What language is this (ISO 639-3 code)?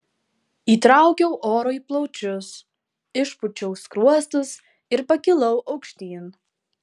lit